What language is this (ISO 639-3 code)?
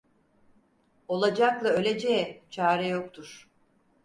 tur